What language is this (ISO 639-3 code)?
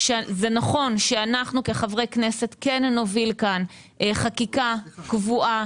heb